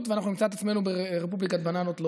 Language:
Hebrew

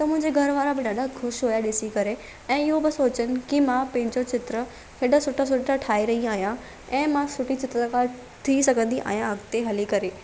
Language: Sindhi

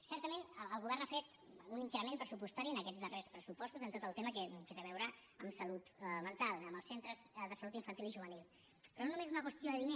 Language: Catalan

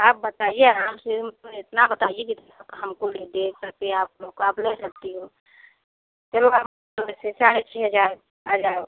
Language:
Hindi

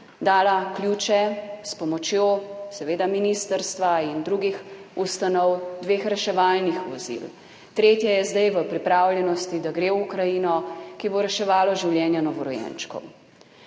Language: Slovenian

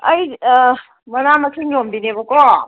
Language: Manipuri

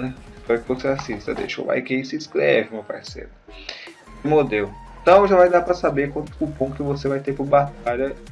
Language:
Portuguese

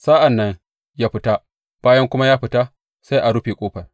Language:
Hausa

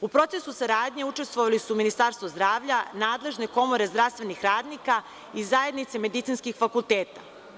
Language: Serbian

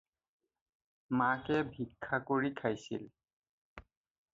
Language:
Assamese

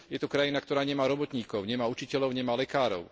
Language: Slovak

